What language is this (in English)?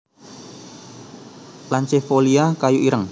Javanese